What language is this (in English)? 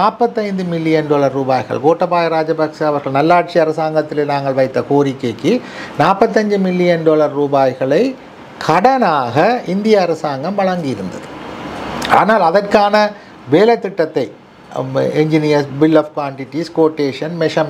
Tamil